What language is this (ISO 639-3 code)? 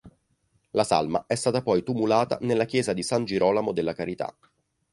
ita